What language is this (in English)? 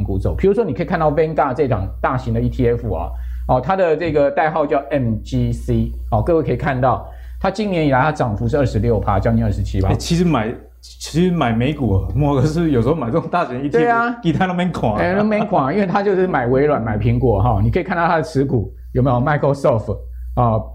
Chinese